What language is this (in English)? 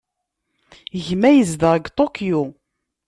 Kabyle